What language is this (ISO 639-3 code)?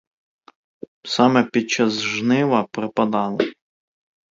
ukr